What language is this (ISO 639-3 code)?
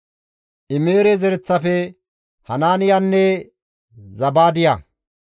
gmv